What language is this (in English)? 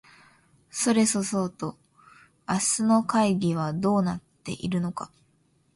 Japanese